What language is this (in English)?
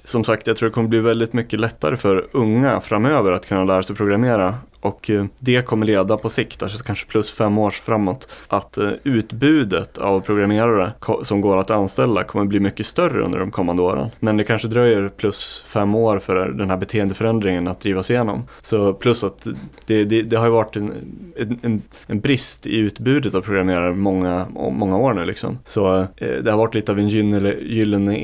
Swedish